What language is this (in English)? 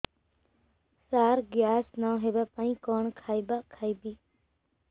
Odia